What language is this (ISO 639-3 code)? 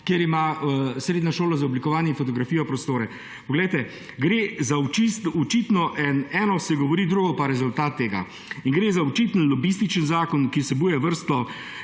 slv